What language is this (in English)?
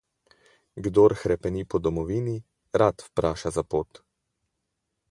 Slovenian